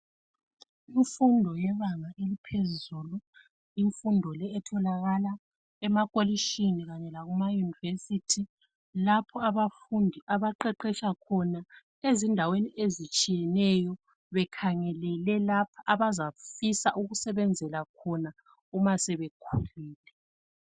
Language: North Ndebele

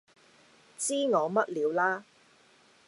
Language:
Cantonese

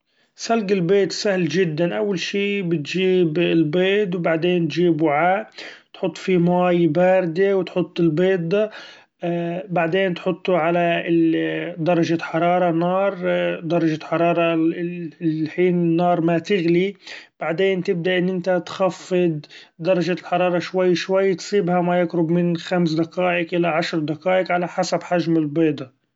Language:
Gulf Arabic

